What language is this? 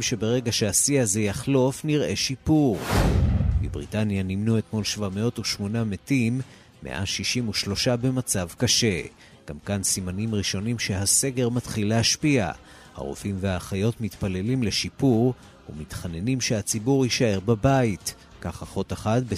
Hebrew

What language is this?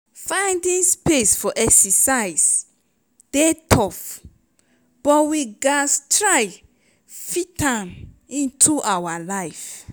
Nigerian Pidgin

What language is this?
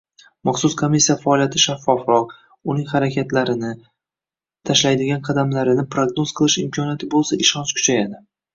Uzbek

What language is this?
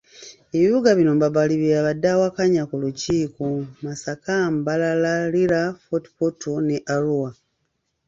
Ganda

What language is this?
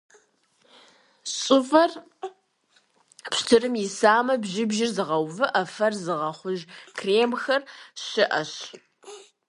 Kabardian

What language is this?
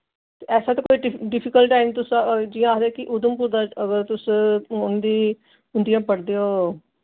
Dogri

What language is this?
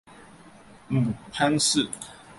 Chinese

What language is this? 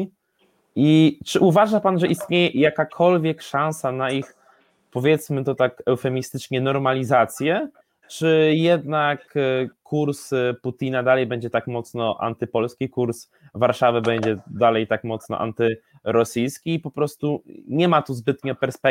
Polish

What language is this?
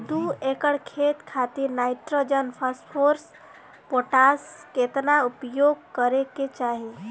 Bhojpuri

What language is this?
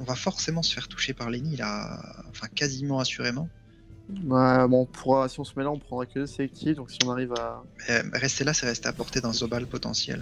French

